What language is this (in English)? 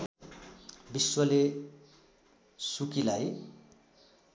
Nepali